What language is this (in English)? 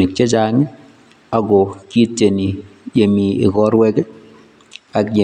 Kalenjin